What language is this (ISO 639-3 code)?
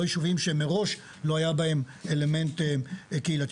heb